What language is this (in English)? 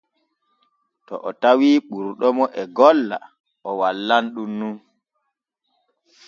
Borgu Fulfulde